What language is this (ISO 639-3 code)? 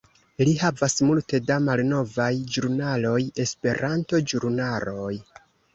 epo